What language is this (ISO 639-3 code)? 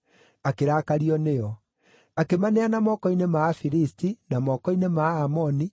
kik